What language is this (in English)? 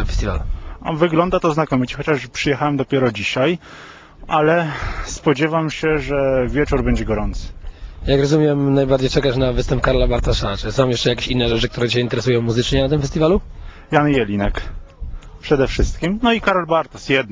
Polish